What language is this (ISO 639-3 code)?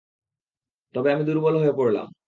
ben